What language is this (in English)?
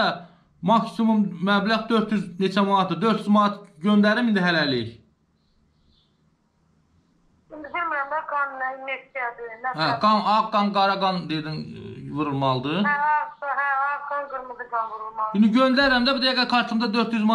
Turkish